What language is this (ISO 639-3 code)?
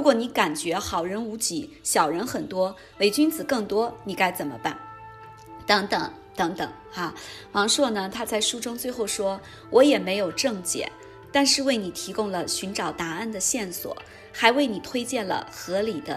zho